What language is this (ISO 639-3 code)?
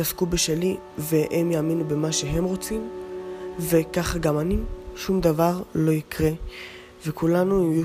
heb